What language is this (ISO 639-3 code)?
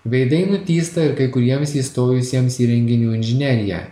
lit